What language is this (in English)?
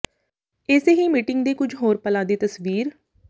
Punjabi